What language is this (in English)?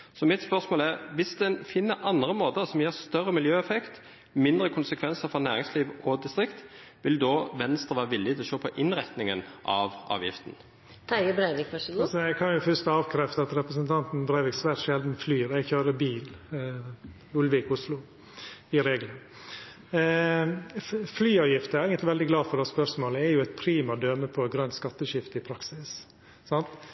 Norwegian